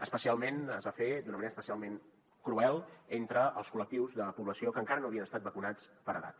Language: Catalan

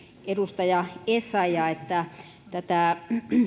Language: Finnish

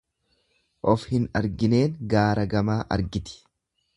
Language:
Oromo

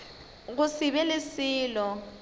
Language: Northern Sotho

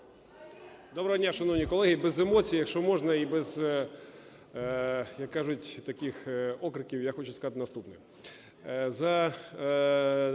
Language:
Ukrainian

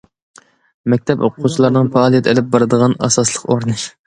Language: Uyghur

